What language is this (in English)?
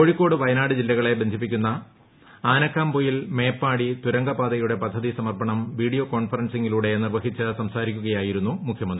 Malayalam